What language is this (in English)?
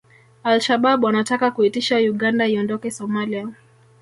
Swahili